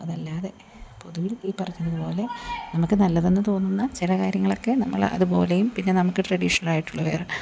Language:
Malayalam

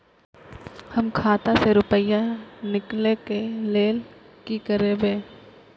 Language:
Maithili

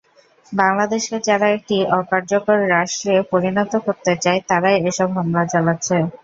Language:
Bangla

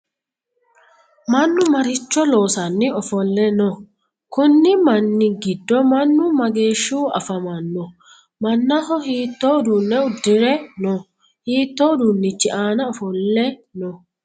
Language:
Sidamo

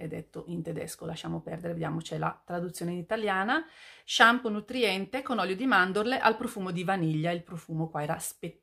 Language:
Italian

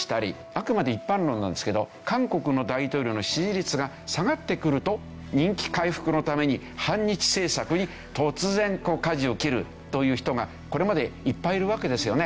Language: Japanese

